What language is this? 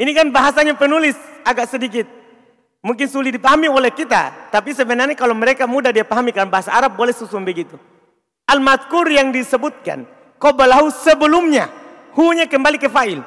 Indonesian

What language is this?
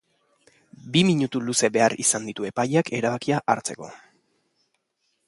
Basque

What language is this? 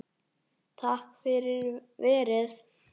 Icelandic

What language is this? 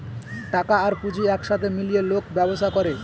Bangla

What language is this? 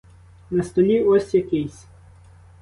Ukrainian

